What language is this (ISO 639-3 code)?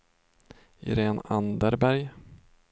swe